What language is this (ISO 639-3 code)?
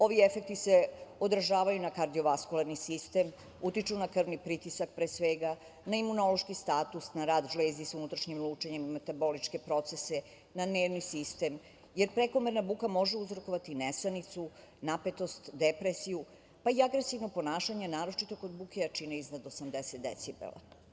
srp